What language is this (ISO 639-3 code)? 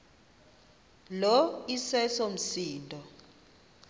xho